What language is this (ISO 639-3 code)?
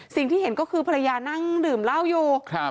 tha